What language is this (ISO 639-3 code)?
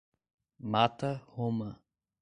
por